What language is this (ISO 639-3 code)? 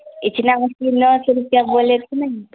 urd